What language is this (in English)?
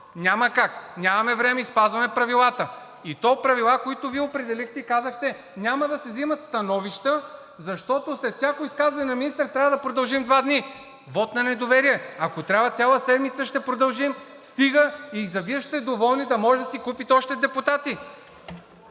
Bulgarian